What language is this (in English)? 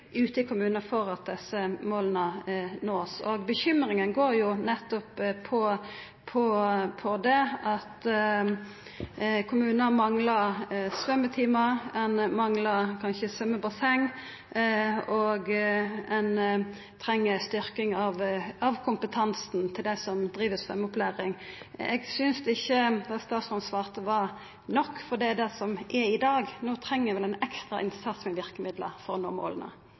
Norwegian Nynorsk